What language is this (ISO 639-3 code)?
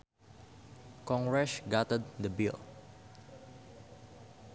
sun